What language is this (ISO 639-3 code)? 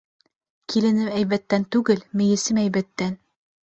bak